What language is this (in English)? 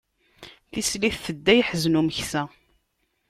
Kabyle